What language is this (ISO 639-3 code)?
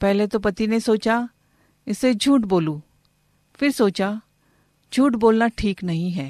hin